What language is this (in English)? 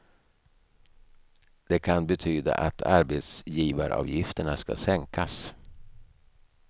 Swedish